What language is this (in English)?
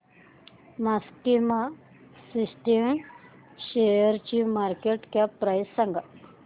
Marathi